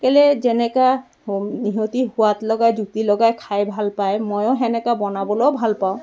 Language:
Assamese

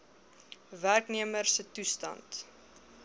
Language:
Afrikaans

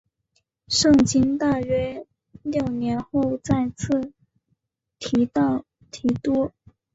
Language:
Chinese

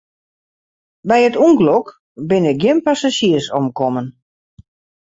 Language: Western Frisian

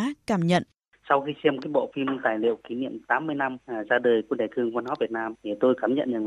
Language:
Vietnamese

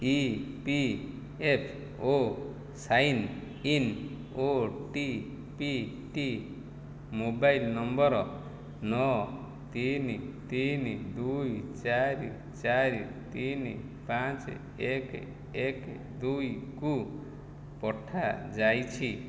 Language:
Odia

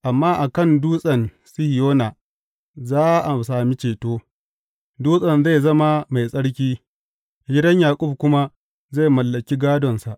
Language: Hausa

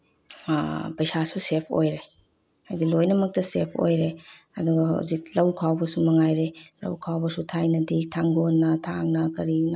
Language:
Manipuri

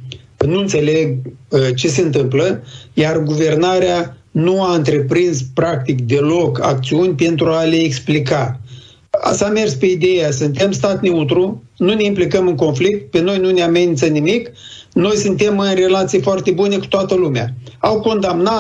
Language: Romanian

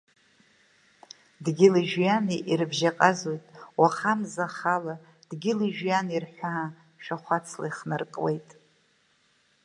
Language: Abkhazian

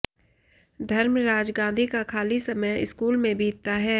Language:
Hindi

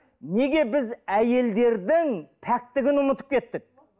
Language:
Kazakh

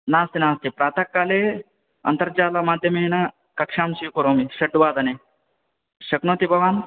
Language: Sanskrit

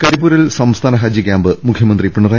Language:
Malayalam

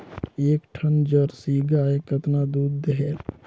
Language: Chhattisgarhi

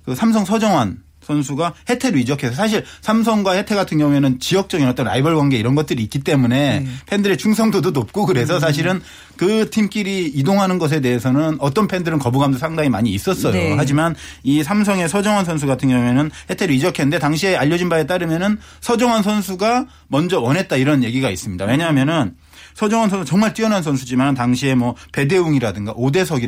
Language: Korean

